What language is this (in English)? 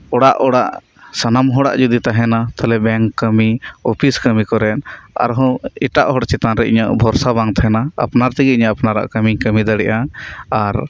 Santali